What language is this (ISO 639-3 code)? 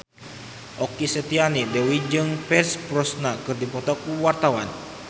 sun